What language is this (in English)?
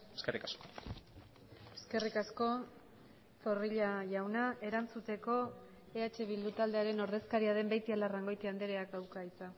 Basque